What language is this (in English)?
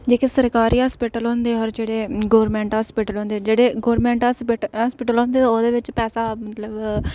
Dogri